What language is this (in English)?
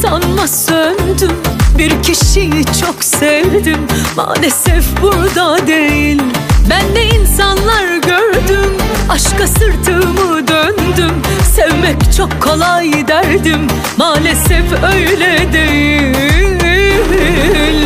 Turkish